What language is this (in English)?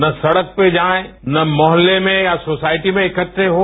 Hindi